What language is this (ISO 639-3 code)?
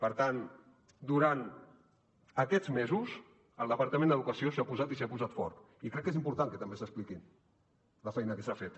cat